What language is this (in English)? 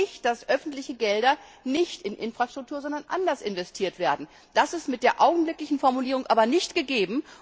German